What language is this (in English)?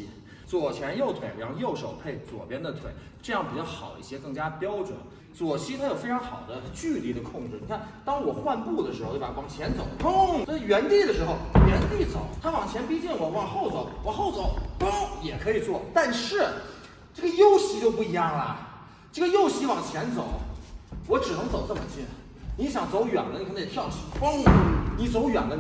Chinese